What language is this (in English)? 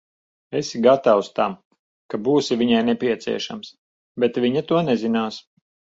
Latvian